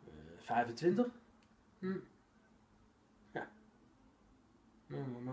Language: Dutch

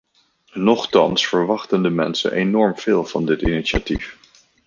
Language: Dutch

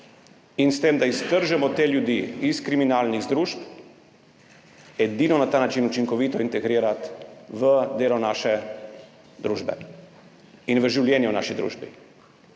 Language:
Slovenian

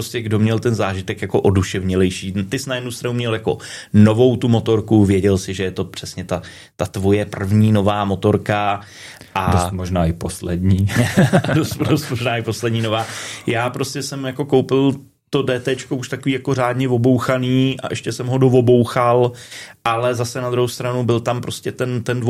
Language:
Czech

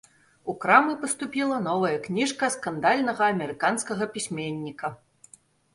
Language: Belarusian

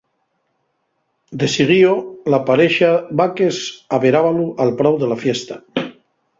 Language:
Asturian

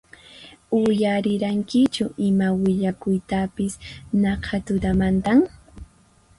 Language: Puno Quechua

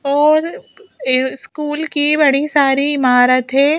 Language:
Hindi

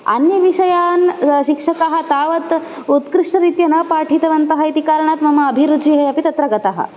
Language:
Sanskrit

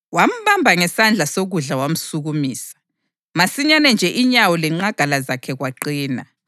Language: North Ndebele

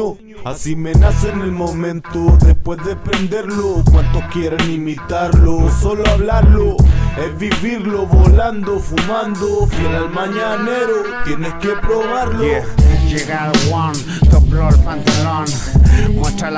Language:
Romanian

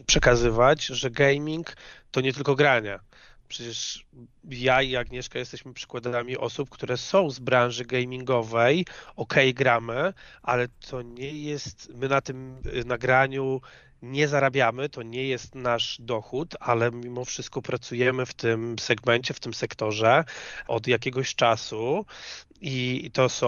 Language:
Polish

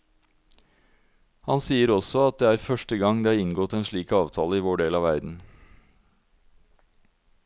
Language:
Norwegian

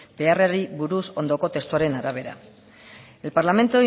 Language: Basque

